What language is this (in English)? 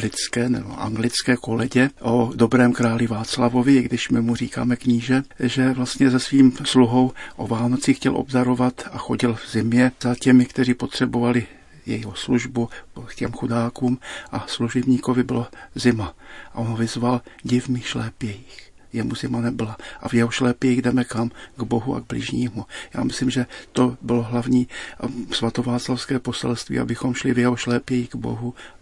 Czech